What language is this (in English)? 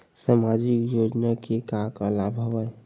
Chhattisgarhi